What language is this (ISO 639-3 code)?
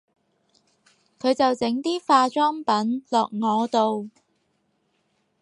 yue